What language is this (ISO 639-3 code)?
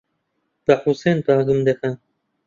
ckb